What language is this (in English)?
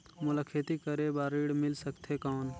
Chhattisgarhi